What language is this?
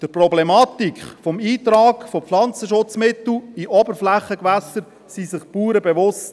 Swiss German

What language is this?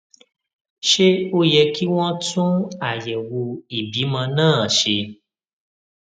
Yoruba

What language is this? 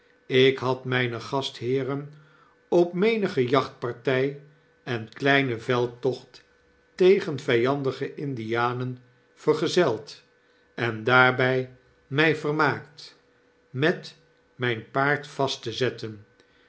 Dutch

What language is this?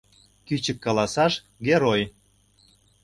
Mari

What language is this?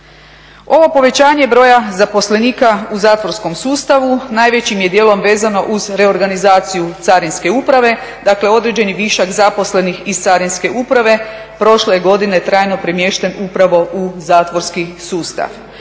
Croatian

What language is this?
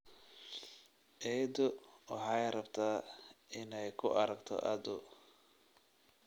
Somali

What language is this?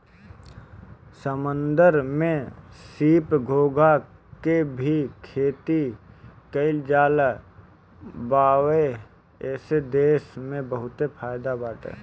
Bhojpuri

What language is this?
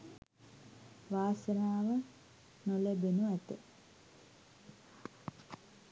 Sinhala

